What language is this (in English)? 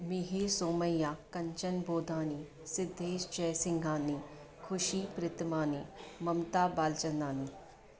Sindhi